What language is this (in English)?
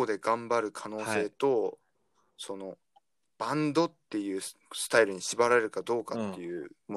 Japanese